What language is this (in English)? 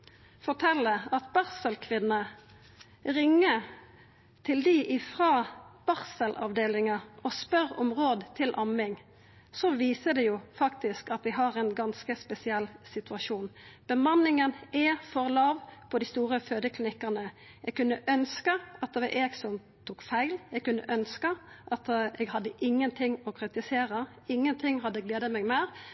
Norwegian Nynorsk